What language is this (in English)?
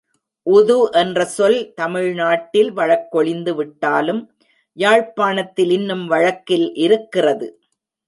Tamil